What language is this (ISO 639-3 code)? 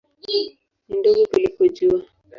swa